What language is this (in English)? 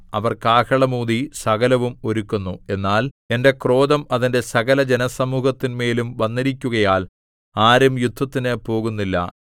Malayalam